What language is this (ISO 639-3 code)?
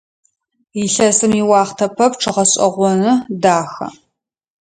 ady